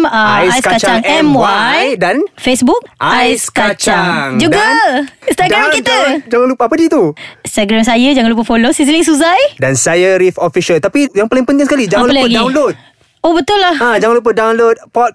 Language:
Malay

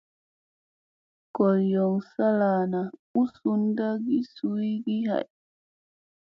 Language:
Musey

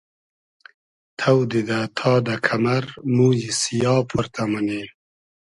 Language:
Hazaragi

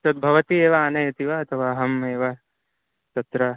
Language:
Sanskrit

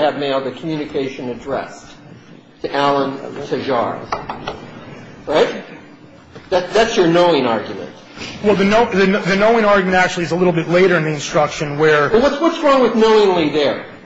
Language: English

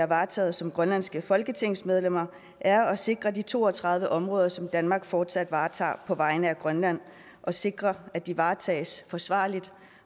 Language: Danish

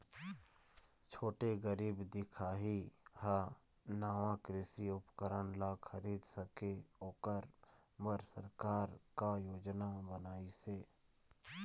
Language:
Chhattisgarhi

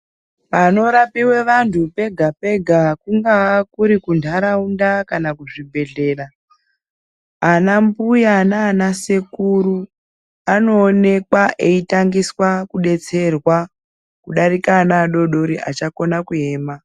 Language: Ndau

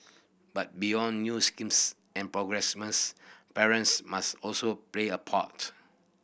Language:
English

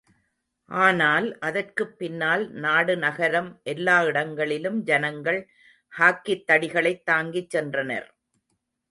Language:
Tamil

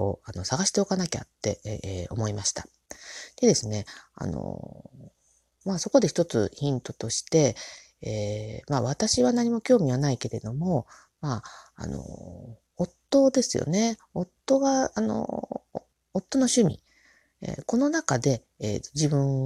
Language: Japanese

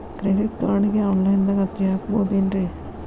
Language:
Kannada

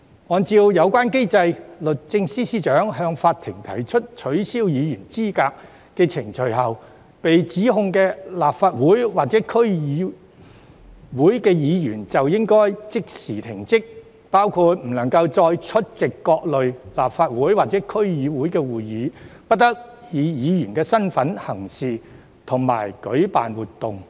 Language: Cantonese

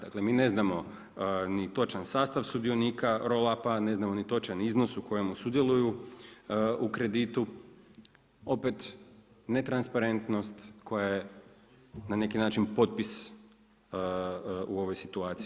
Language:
Croatian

